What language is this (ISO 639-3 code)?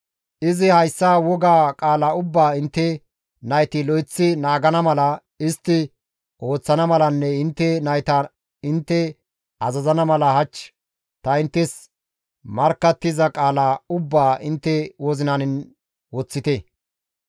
gmv